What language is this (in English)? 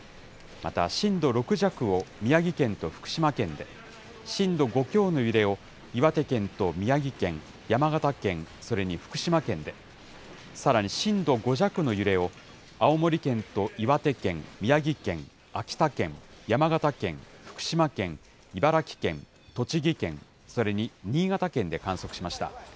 Japanese